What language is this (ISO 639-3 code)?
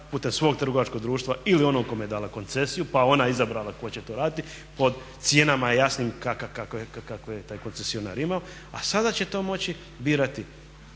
hrv